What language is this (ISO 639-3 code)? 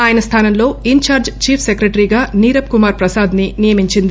tel